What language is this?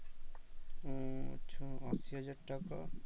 Bangla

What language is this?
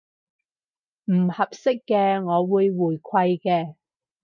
Cantonese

